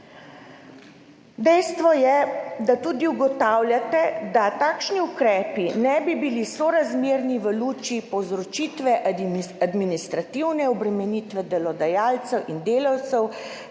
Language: Slovenian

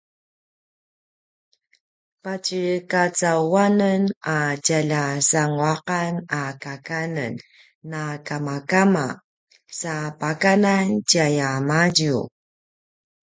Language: Paiwan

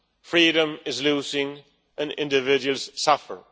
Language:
English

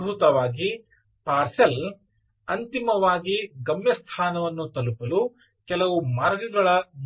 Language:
Kannada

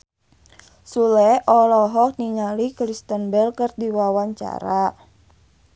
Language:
Sundanese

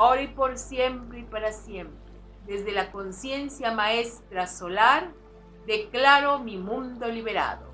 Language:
Spanish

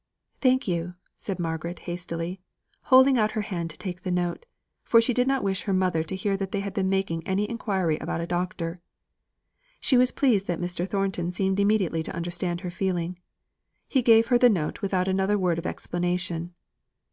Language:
English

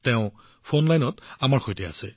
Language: Assamese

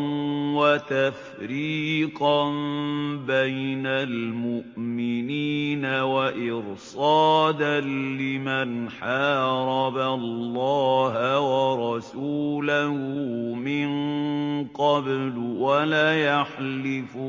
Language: Arabic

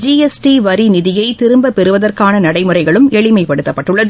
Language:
Tamil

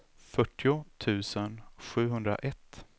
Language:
Swedish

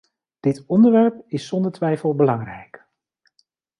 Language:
Dutch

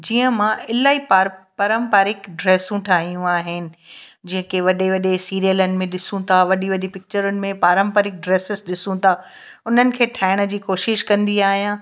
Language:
Sindhi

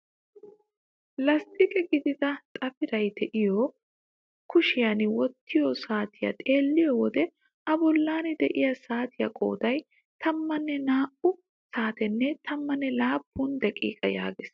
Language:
Wolaytta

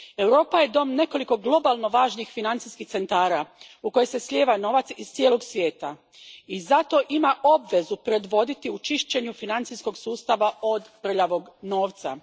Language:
Croatian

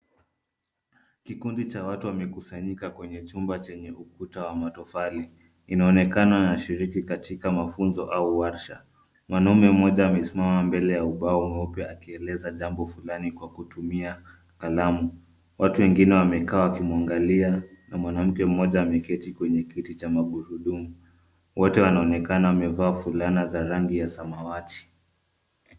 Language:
Swahili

